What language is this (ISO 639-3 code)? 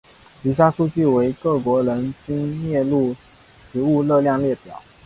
zho